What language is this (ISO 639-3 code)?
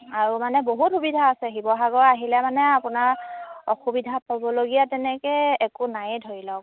asm